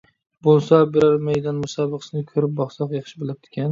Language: Uyghur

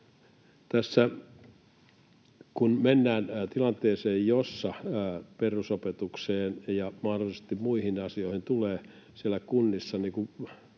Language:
Finnish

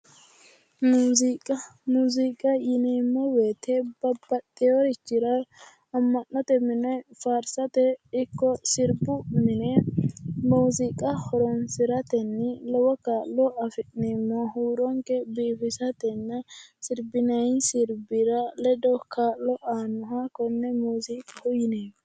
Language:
Sidamo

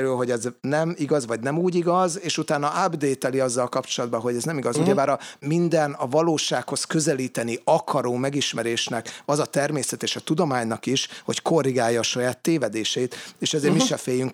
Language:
Hungarian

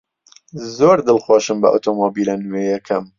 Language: Central Kurdish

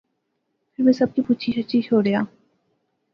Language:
Pahari-Potwari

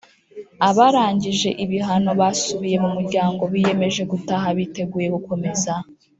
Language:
Kinyarwanda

